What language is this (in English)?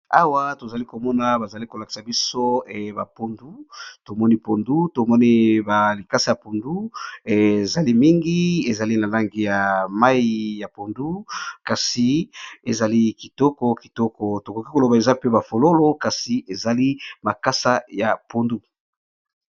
Lingala